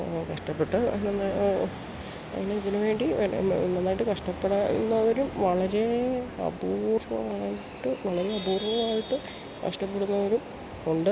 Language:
Malayalam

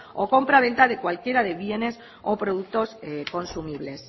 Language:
Spanish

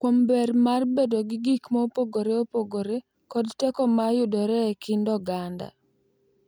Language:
Luo (Kenya and Tanzania)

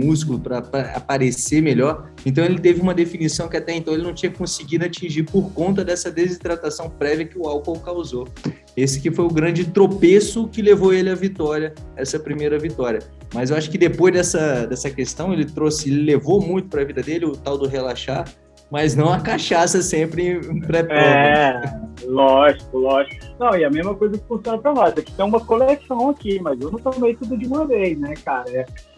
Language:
Portuguese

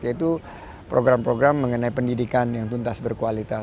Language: Indonesian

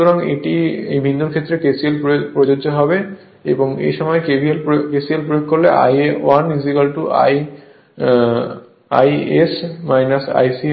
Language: Bangla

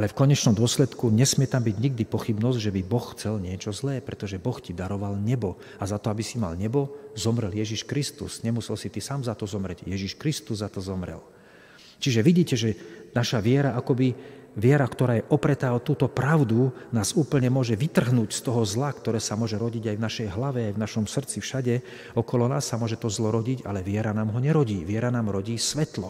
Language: Slovak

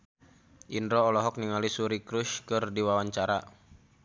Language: Sundanese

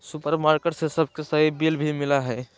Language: Magahi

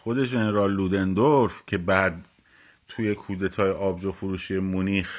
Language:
Persian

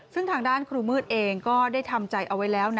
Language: Thai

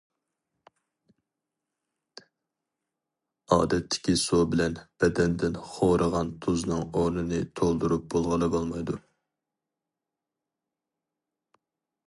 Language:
Uyghur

